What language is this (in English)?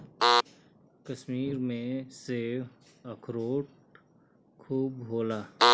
Bhojpuri